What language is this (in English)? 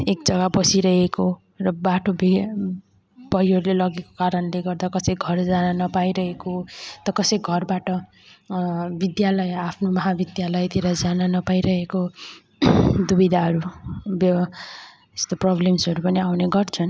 Nepali